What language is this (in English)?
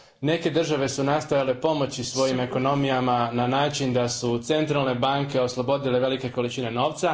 Croatian